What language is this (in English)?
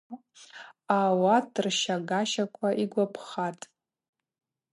Abaza